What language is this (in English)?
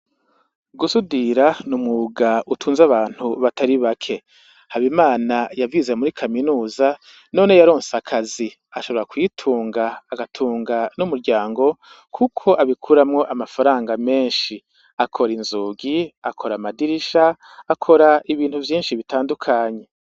Rundi